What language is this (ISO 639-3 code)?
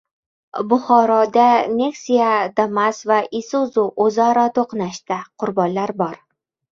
uzb